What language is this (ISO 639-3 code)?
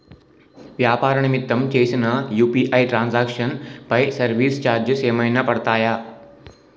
tel